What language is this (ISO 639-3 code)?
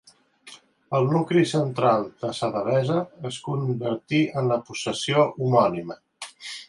cat